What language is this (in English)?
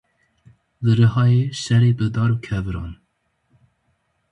Kurdish